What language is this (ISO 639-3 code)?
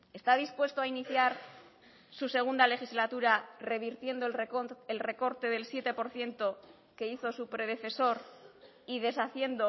spa